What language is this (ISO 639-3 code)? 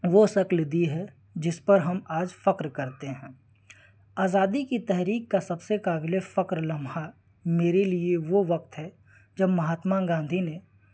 urd